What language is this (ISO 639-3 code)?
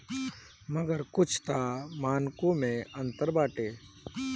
bho